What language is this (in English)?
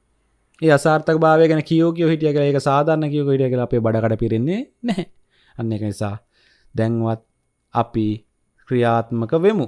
Indonesian